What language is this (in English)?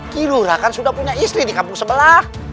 Indonesian